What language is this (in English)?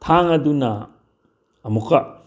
Manipuri